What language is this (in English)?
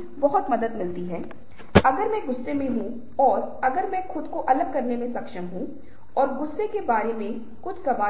Hindi